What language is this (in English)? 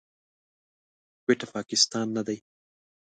Pashto